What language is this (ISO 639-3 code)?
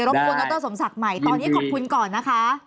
tha